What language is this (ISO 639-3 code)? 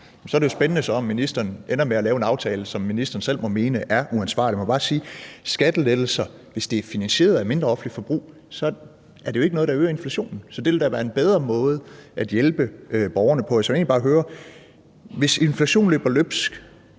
dan